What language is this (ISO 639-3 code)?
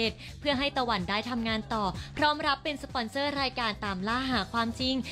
tha